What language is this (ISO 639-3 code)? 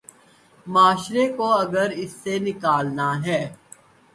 urd